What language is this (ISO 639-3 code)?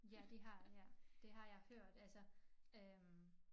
dan